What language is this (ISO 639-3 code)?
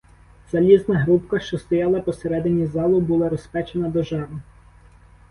ukr